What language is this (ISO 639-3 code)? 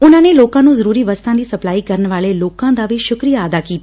pan